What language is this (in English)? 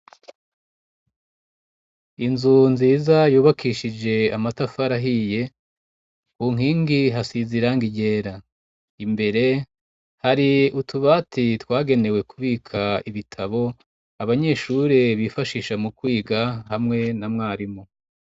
Rundi